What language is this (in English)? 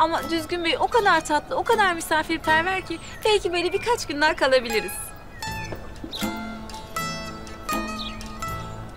Turkish